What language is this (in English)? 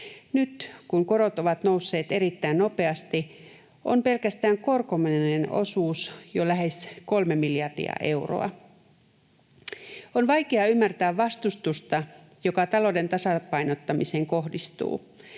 Finnish